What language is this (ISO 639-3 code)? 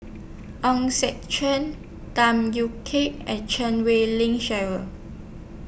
eng